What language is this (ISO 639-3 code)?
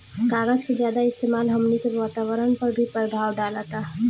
bho